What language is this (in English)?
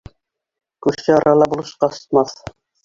Bashkir